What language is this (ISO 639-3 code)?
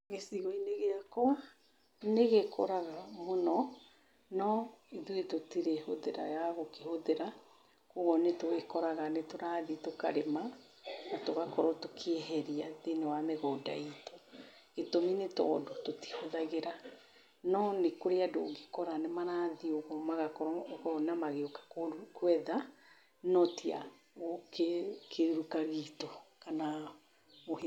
kik